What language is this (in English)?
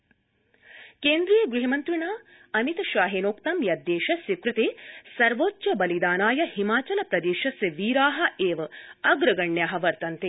Sanskrit